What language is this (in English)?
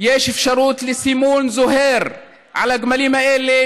Hebrew